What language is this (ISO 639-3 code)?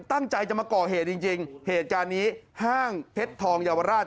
tha